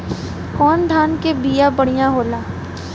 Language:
Bhojpuri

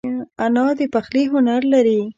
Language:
Pashto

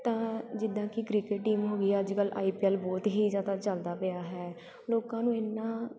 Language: Punjabi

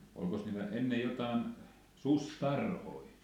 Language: Finnish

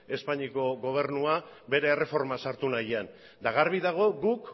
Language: Basque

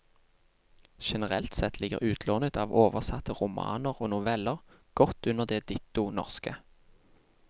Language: Norwegian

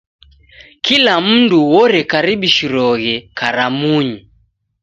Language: Taita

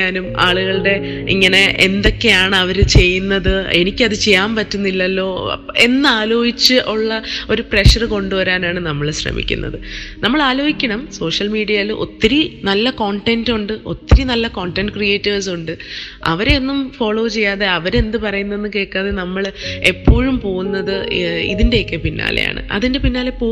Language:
Malayalam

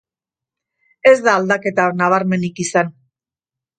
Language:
Basque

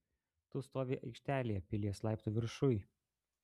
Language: Lithuanian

